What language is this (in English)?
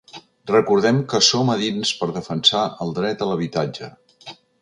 Catalan